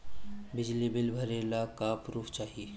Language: Bhojpuri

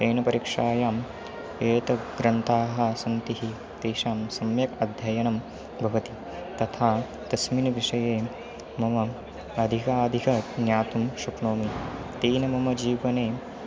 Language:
Sanskrit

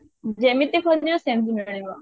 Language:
Odia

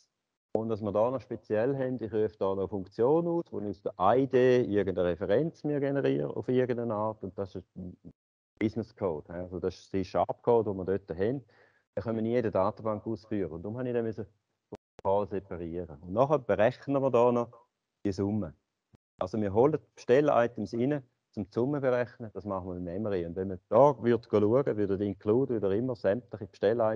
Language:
German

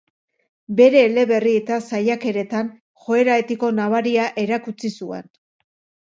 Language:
Basque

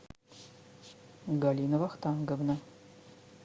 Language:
Russian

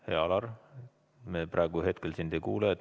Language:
Estonian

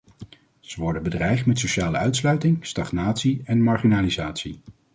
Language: Dutch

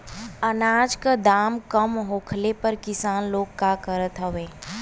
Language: Bhojpuri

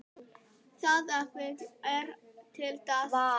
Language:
Icelandic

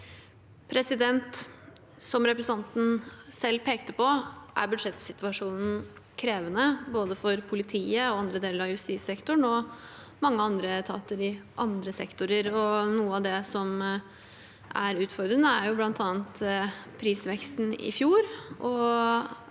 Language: Norwegian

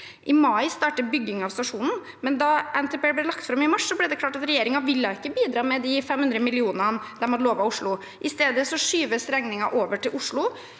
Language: Norwegian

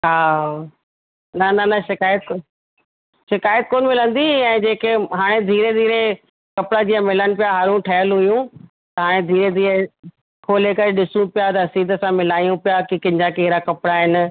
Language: Sindhi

